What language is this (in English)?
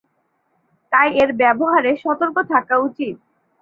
Bangla